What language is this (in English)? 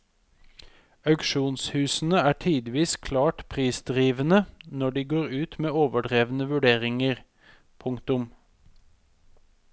Norwegian